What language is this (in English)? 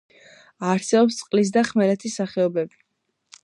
Georgian